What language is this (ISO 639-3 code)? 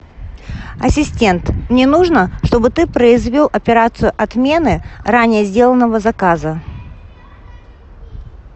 rus